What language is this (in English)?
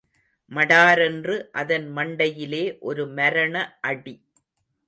Tamil